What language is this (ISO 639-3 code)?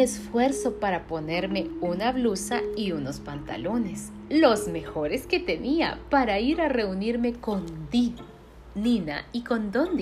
spa